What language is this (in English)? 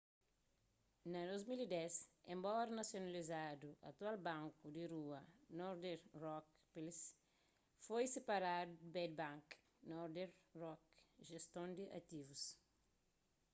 Kabuverdianu